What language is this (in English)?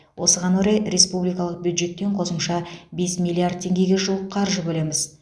Kazakh